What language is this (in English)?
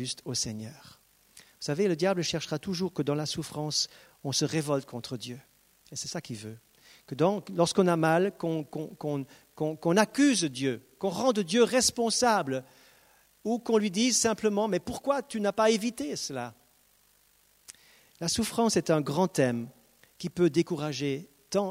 French